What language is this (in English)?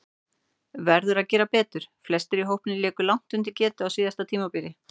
Icelandic